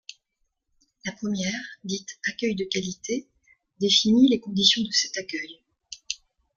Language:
French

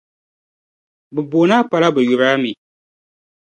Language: Dagbani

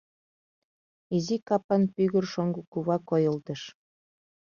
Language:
Mari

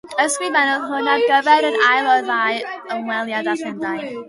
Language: Welsh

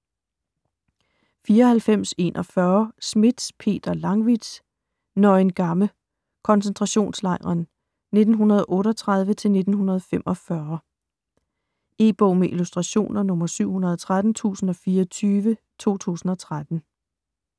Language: Danish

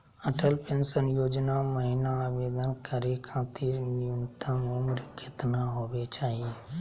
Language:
Magahi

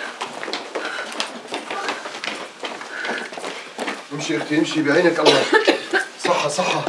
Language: Arabic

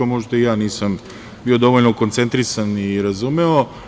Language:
Serbian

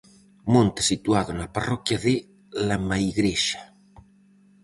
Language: Galician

